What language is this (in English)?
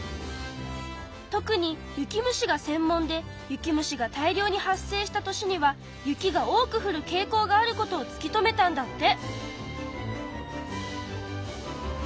Japanese